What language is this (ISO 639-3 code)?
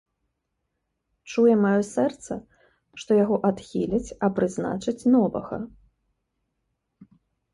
bel